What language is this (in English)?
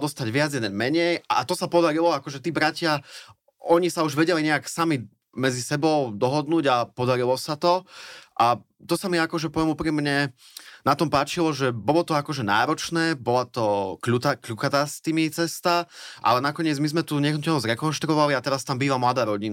Slovak